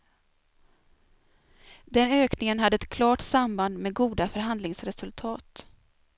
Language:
Swedish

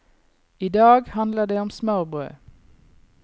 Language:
Norwegian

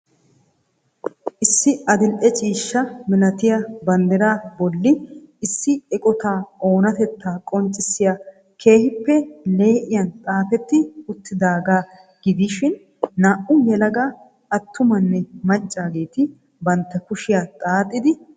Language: Wolaytta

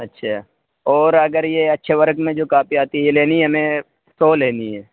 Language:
Urdu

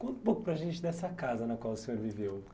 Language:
Portuguese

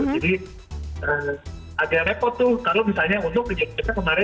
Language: Indonesian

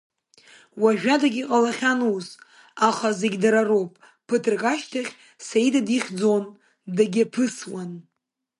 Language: Abkhazian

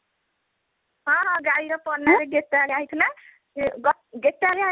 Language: Odia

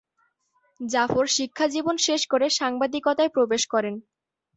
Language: Bangla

